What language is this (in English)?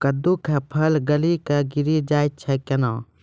Maithili